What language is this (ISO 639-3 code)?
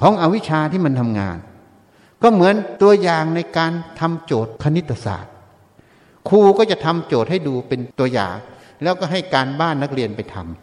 tha